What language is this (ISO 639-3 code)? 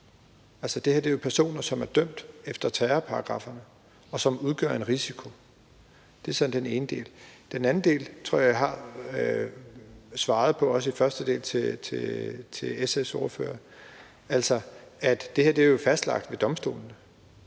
dan